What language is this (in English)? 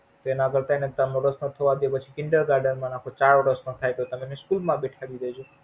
Gujarati